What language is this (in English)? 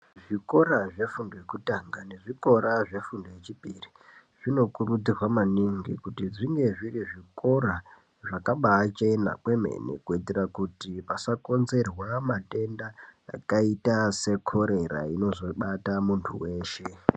Ndau